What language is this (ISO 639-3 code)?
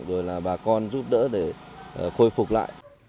vie